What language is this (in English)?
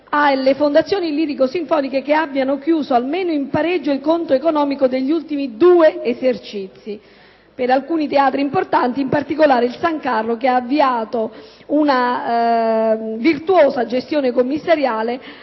Italian